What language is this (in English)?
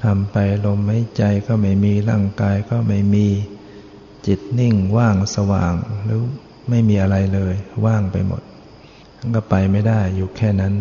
Thai